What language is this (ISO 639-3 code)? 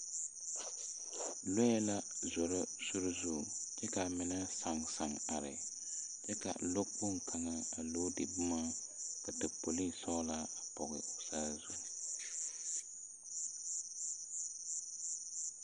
dga